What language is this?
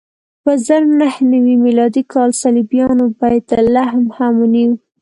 Pashto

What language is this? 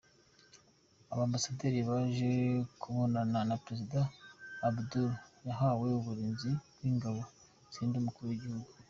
Kinyarwanda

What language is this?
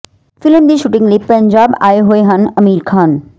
Punjabi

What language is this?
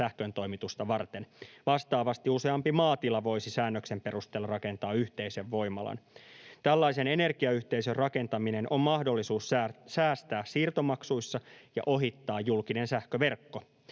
Finnish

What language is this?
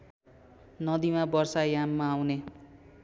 Nepali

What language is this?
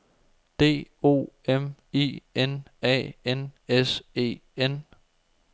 Danish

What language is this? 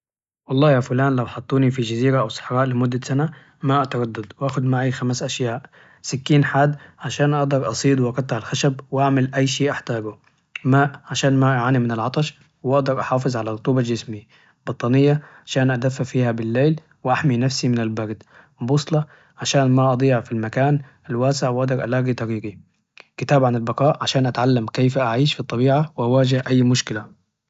Najdi Arabic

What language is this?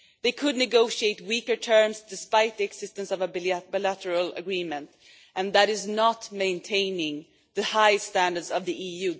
English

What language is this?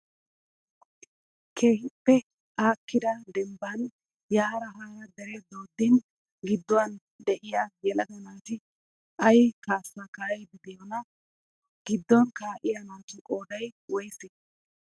Wolaytta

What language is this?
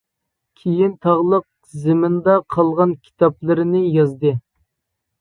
Uyghur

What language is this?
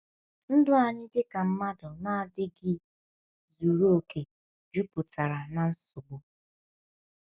Igbo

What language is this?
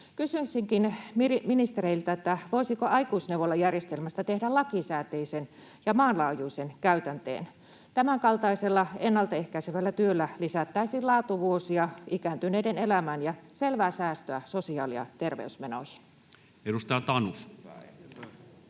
Finnish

